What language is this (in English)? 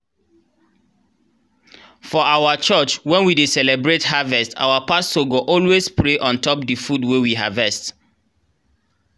Nigerian Pidgin